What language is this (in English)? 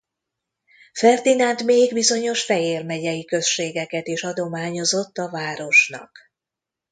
Hungarian